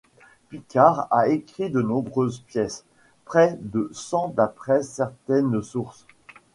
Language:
French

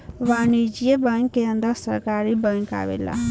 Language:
Bhojpuri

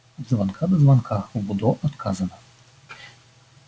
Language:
Russian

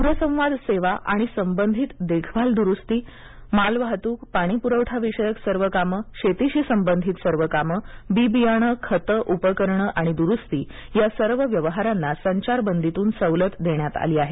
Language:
Marathi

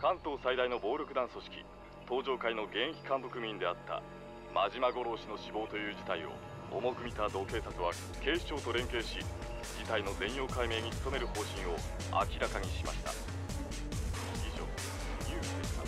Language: Japanese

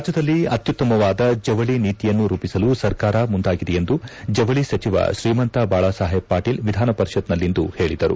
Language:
Kannada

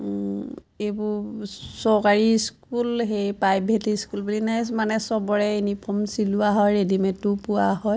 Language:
Assamese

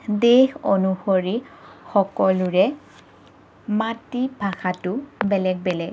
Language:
Assamese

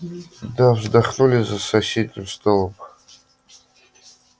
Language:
Russian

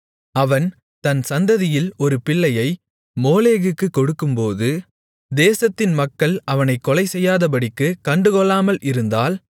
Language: Tamil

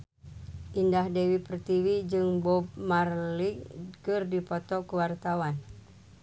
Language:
Sundanese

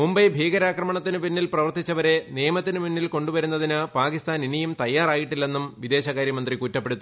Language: Malayalam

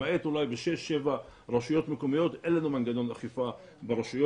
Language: Hebrew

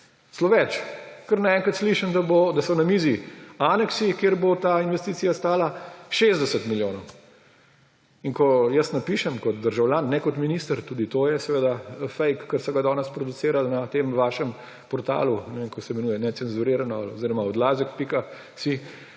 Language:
Slovenian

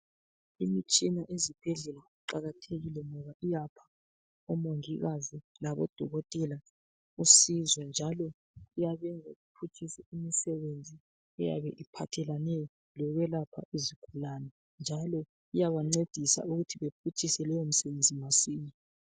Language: North Ndebele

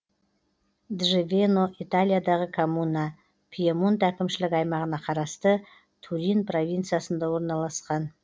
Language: Kazakh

